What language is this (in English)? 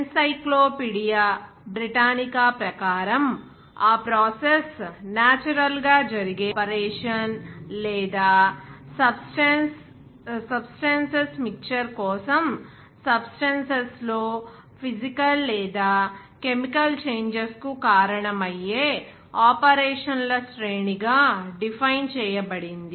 Telugu